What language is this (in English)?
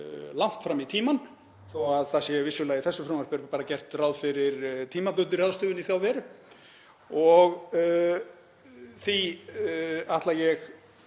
Icelandic